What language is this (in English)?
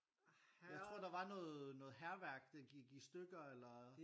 Danish